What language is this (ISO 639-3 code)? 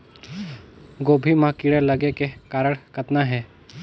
hne